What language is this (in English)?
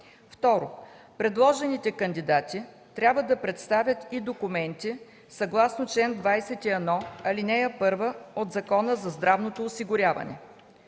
Bulgarian